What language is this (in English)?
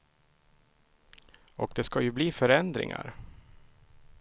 Swedish